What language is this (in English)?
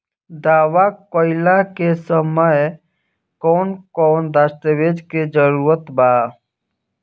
Bhojpuri